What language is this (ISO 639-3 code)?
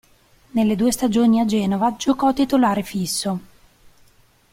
ita